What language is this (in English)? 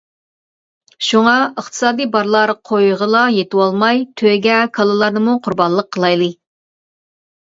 Uyghur